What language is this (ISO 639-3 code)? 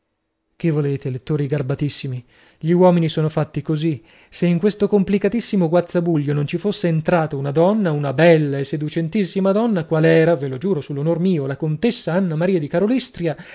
ita